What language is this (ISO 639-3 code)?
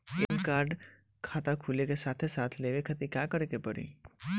bho